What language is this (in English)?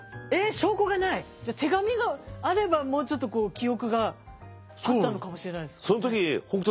Japanese